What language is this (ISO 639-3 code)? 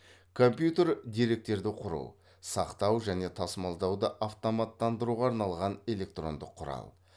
kaz